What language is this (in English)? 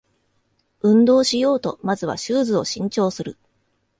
Japanese